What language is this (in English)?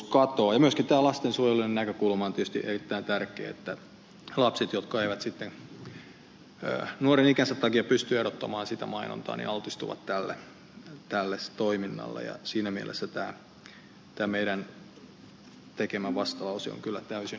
Finnish